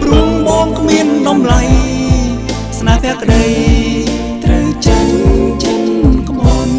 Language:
Thai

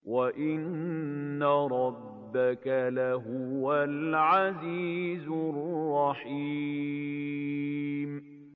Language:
Arabic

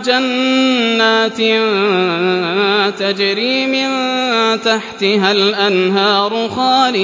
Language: Arabic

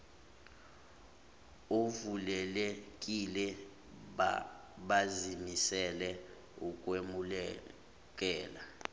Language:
Zulu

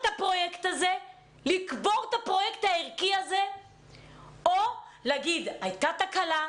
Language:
Hebrew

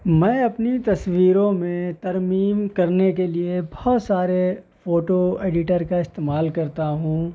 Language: Urdu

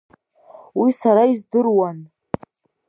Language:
Abkhazian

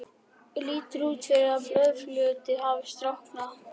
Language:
Icelandic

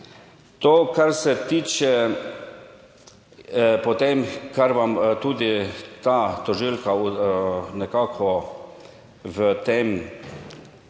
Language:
Slovenian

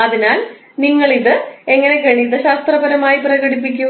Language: Malayalam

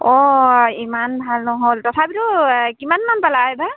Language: Assamese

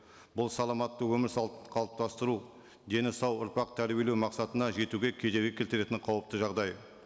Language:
Kazakh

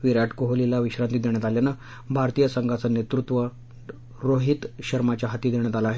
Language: Marathi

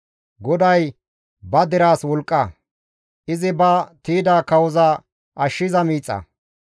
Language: Gamo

